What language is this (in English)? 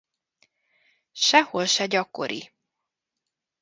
Hungarian